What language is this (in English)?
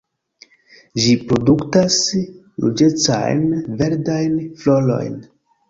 Esperanto